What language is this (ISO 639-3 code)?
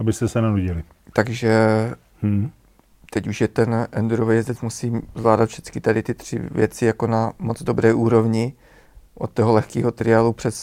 ces